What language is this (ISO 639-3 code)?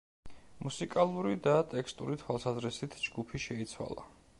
kat